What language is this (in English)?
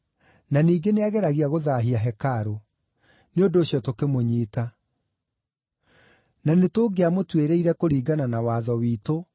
Kikuyu